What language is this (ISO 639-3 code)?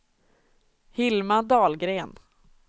swe